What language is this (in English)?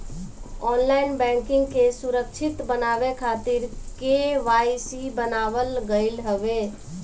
Bhojpuri